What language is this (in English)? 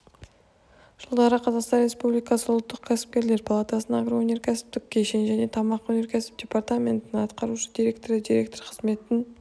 Kazakh